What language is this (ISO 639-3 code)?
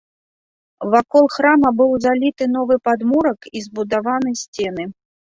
bel